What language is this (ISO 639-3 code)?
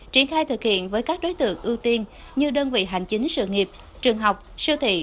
vie